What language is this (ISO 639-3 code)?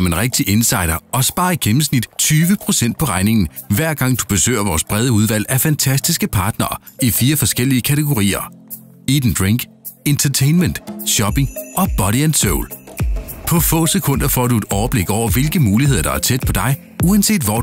dan